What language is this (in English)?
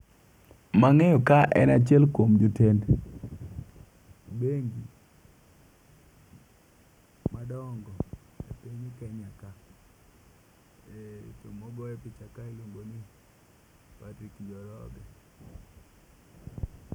Luo (Kenya and Tanzania)